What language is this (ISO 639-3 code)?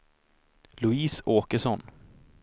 swe